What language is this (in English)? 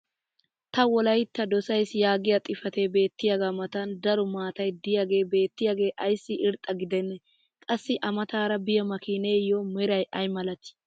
Wolaytta